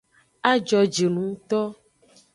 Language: Aja (Benin)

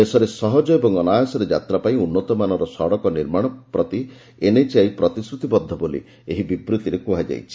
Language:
Odia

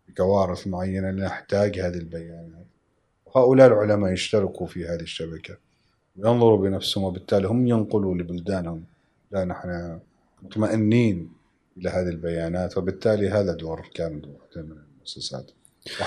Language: Arabic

